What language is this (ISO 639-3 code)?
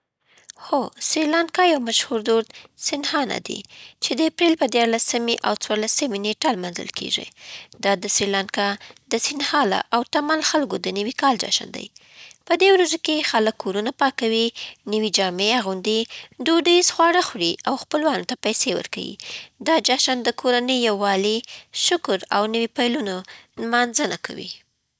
pbt